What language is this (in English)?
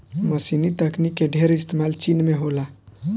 Bhojpuri